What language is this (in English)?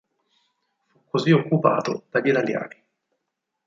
Italian